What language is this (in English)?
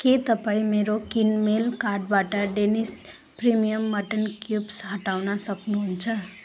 Nepali